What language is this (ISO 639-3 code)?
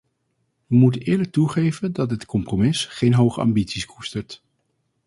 nld